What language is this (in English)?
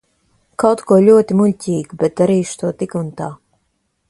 Latvian